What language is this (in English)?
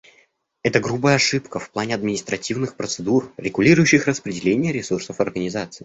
Russian